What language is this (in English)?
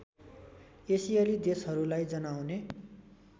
Nepali